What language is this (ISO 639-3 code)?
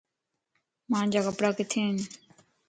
lss